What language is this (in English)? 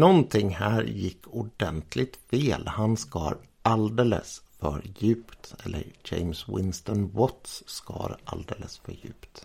Swedish